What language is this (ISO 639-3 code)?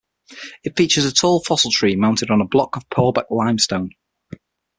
eng